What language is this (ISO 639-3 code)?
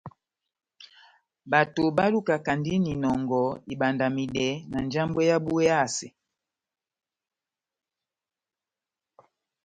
bnm